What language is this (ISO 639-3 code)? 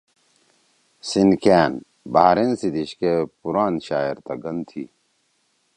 trw